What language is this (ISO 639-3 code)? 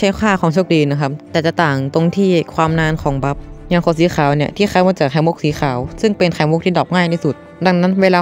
tha